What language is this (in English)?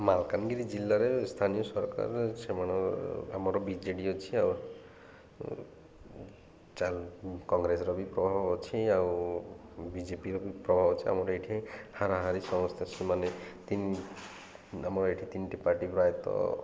Odia